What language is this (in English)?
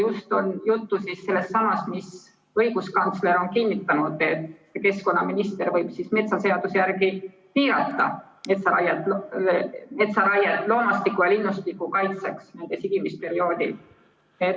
Estonian